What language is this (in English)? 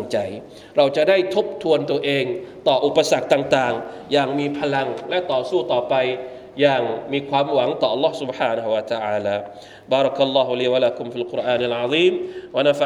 Thai